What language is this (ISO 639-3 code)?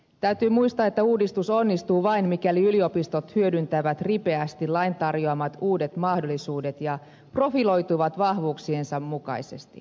fin